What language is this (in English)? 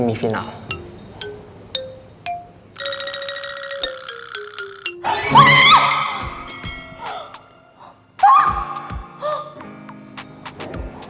Indonesian